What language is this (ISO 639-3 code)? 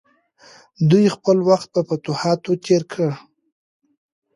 pus